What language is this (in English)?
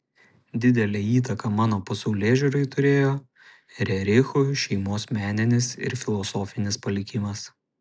Lithuanian